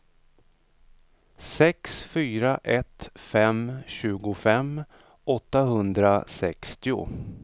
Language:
Swedish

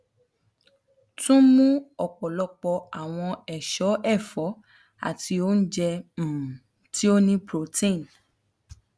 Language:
Yoruba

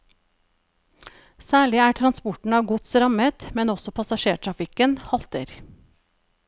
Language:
Norwegian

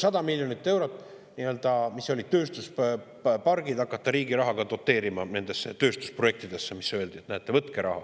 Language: Estonian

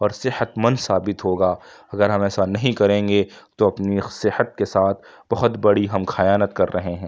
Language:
Urdu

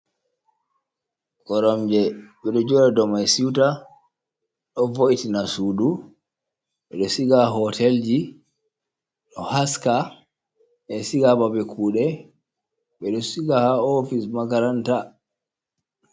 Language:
Fula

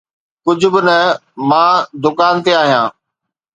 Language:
Sindhi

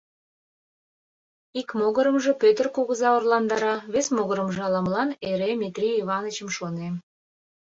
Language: Mari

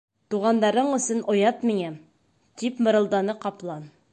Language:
Bashkir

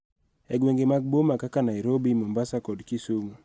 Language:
Luo (Kenya and Tanzania)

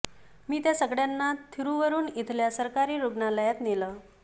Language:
Marathi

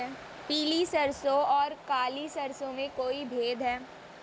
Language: Hindi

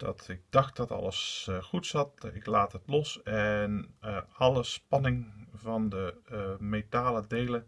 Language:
Dutch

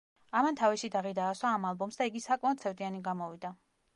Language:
Georgian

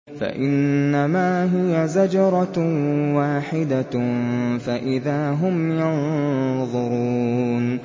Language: Arabic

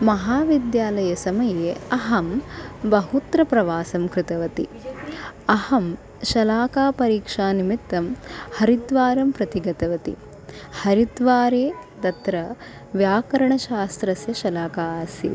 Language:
Sanskrit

